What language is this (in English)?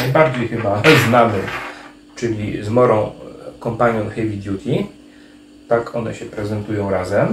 Polish